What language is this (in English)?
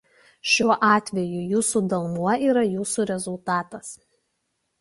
Lithuanian